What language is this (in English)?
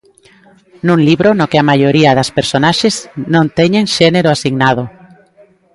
Galician